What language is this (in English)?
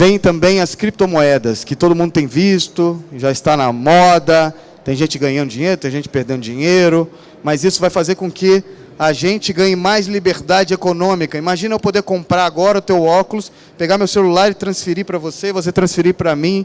Portuguese